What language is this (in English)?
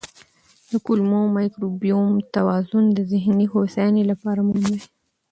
Pashto